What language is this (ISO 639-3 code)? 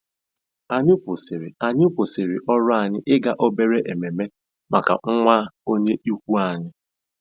ibo